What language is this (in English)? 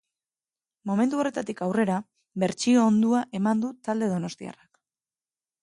Basque